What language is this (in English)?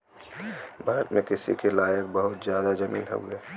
Bhojpuri